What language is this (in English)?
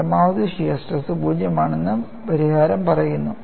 Malayalam